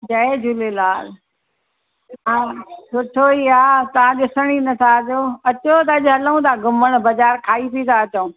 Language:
Sindhi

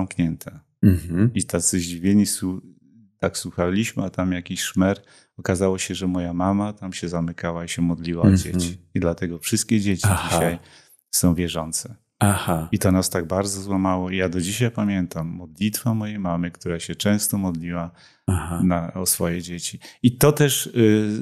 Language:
Polish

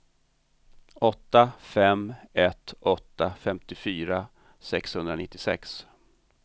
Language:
Swedish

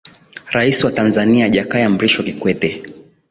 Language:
Swahili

